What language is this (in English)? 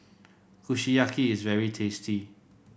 English